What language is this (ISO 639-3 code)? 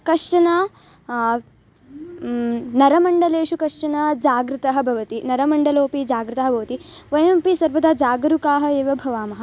san